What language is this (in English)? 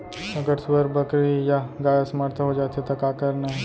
Chhattisgarhi